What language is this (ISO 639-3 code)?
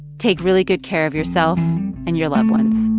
eng